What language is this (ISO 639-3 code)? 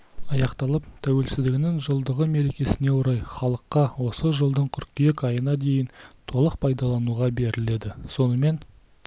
kaz